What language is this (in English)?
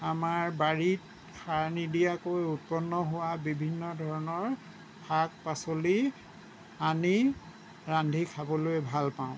Assamese